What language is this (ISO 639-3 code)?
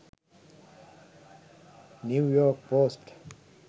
sin